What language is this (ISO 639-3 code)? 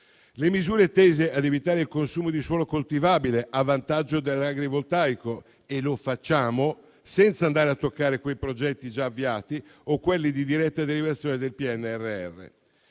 ita